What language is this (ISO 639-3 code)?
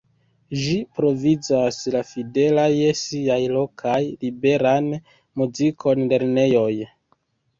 epo